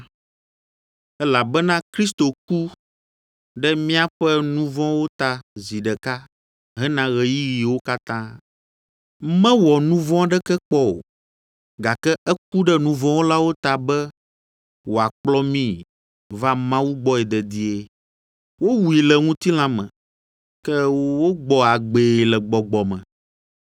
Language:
Ewe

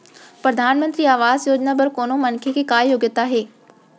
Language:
Chhattisgarhi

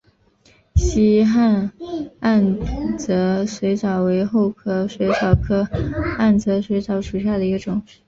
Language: Chinese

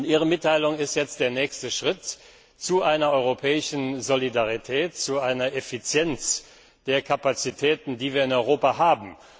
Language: German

